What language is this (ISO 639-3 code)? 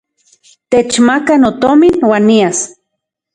ncx